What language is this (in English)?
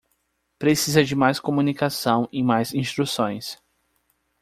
Portuguese